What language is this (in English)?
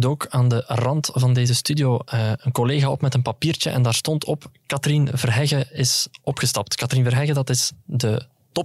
Dutch